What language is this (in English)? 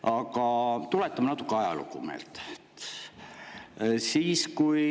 Estonian